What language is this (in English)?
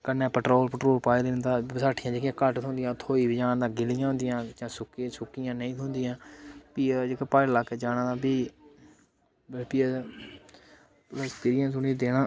Dogri